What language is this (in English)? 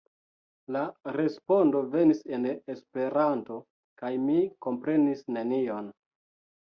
Esperanto